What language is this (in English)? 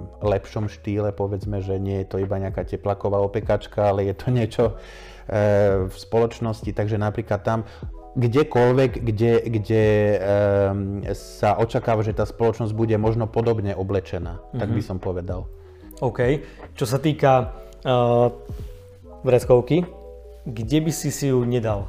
Slovak